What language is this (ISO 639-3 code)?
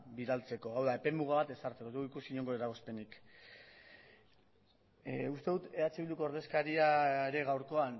eus